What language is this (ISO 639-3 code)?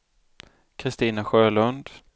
swe